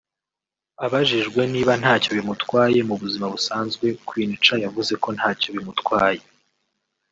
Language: Kinyarwanda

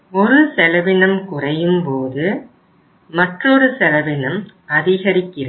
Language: Tamil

